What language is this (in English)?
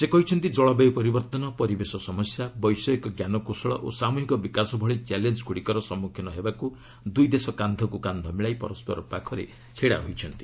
Odia